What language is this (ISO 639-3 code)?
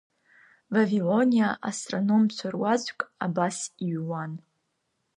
abk